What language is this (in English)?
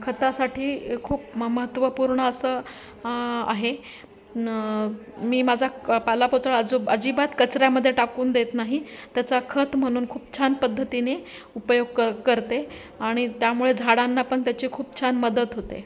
Marathi